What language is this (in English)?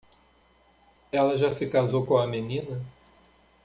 Portuguese